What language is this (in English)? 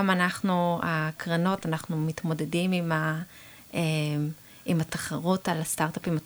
Hebrew